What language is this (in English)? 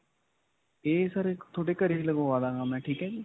Punjabi